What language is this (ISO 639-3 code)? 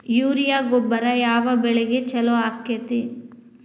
kan